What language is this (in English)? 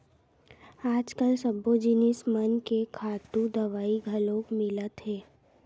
Chhattisgarhi